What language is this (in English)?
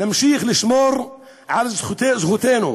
Hebrew